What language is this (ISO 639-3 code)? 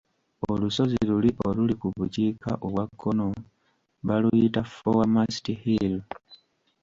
lug